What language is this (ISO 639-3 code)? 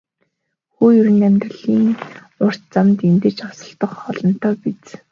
mon